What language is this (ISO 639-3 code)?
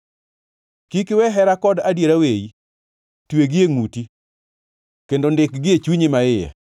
luo